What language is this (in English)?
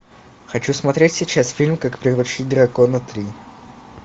Russian